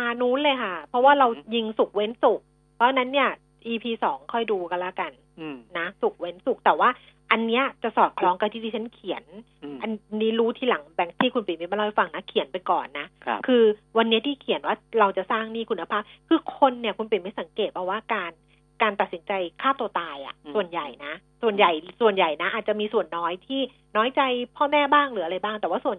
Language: Thai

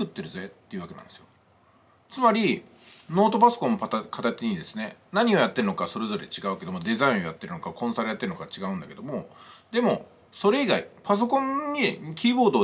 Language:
Japanese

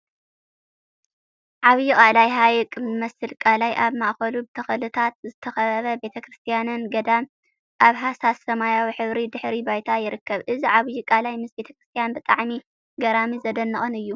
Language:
Tigrinya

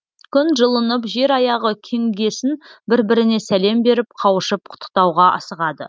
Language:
Kazakh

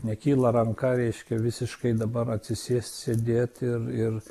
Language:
Lithuanian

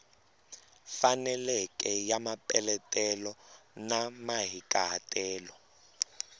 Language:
Tsonga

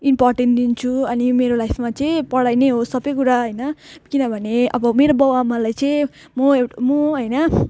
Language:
Nepali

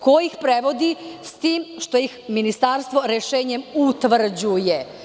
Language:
Serbian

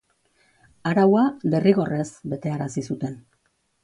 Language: Basque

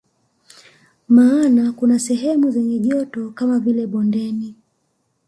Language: Swahili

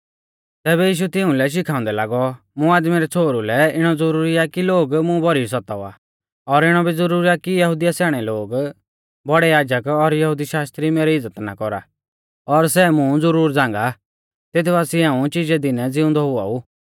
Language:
Mahasu Pahari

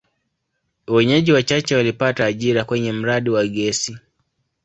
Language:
Swahili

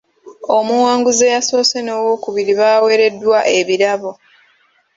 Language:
Ganda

